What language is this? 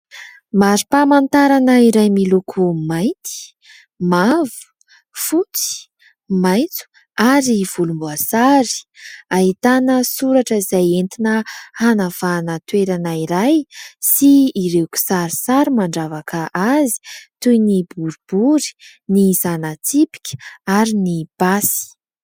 Malagasy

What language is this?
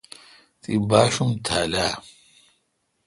Kalkoti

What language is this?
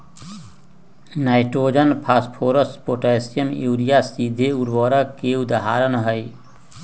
Magahi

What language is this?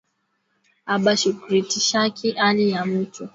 Swahili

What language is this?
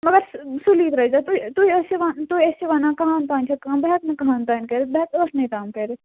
Kashmiri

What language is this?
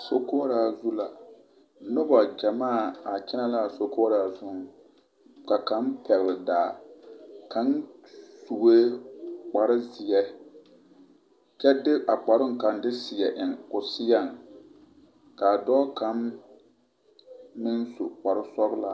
Southern Dagaare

